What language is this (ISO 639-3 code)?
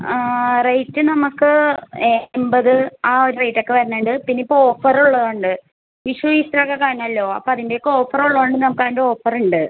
mal